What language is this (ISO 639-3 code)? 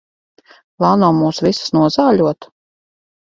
lav